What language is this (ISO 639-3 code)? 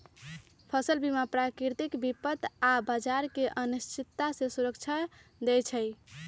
mag